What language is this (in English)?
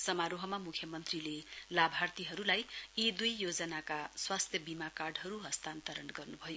Nepali